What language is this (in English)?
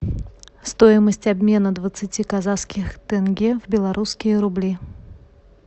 Russian